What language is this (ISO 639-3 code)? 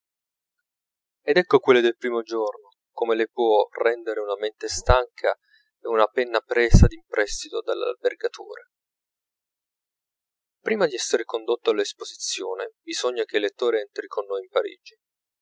ita